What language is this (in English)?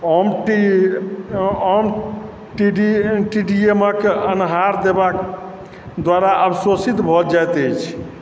Maithili